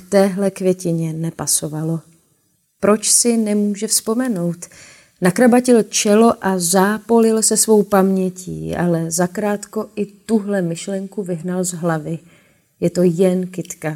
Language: Czech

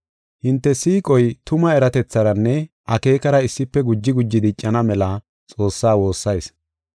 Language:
Gofa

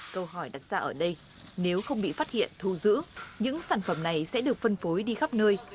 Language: Vietnamese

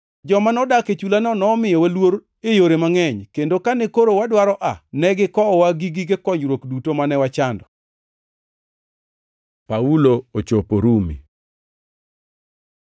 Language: Luo (Kenya and Tanzania)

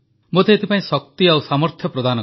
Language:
Odia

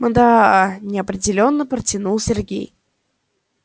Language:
Russian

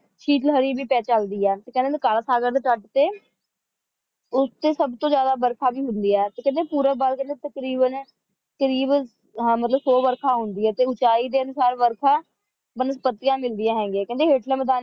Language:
Punjabi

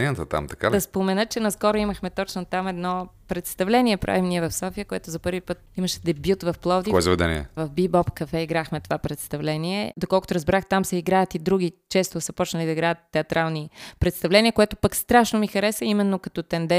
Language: Bulgarian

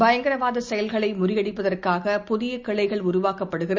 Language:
Tamil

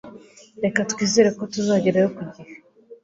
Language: Kinyarwanda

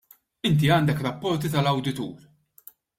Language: Maltese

